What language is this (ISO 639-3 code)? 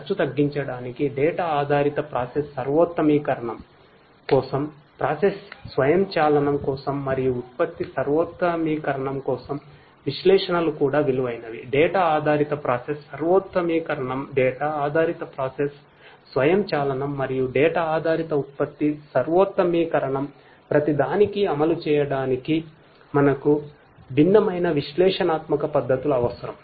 tel